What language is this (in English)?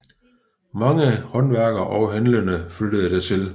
Danish